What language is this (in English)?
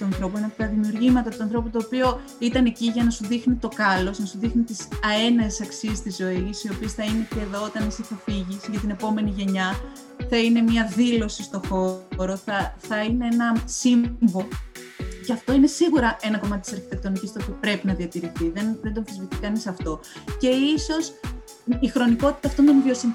Greek